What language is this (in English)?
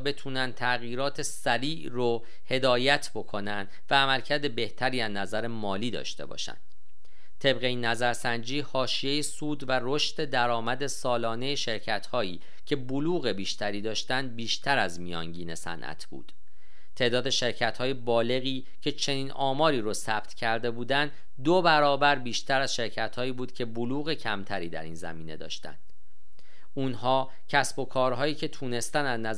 Persian